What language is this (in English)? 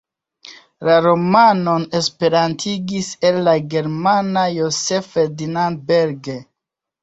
Esperanto